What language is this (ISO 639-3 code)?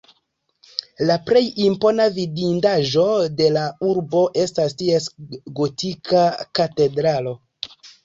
epo